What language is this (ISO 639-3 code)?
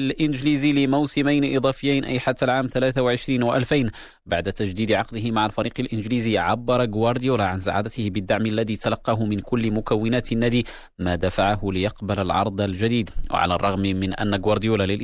ara